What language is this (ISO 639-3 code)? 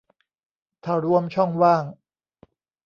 tha